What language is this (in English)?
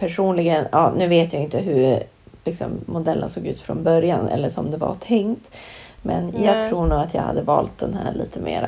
Swedish